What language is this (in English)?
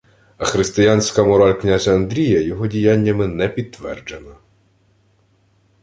Ukrainian